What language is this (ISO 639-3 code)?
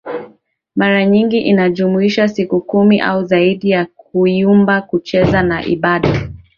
swa